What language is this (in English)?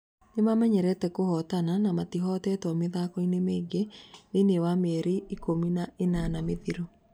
Kikuyu